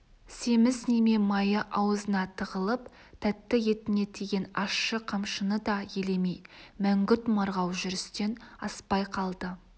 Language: Kazakh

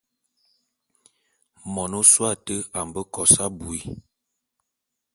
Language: Bulu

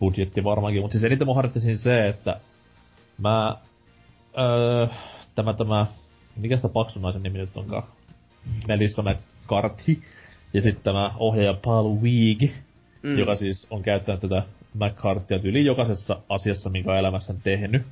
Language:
Finnish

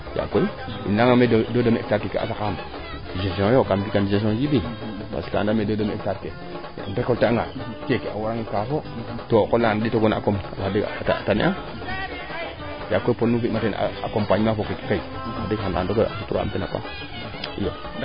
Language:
Serer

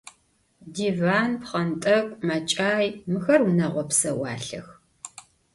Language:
Adyghe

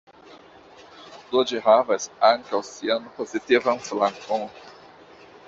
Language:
Esperanto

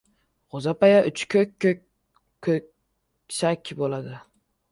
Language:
Uzbek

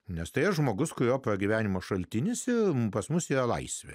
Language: Lithuanian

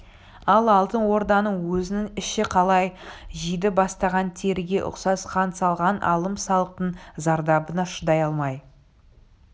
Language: Kazakh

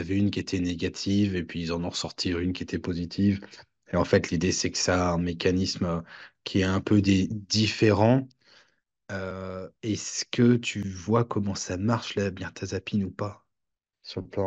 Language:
French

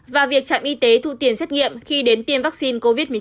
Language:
Vietnamese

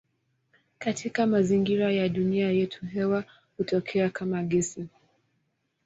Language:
Swahili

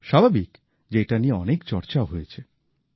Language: Bangla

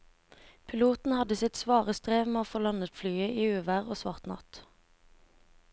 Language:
Norwegian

